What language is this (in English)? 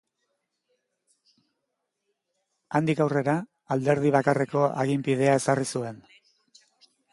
Basque